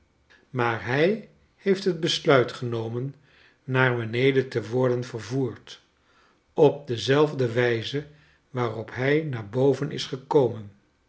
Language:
Dutch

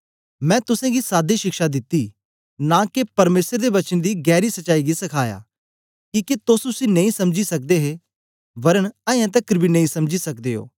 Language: Dogri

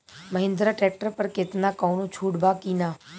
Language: Bhojpuri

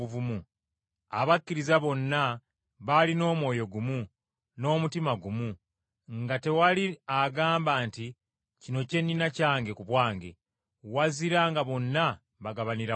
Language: Ganda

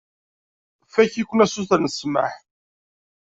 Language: Kabyle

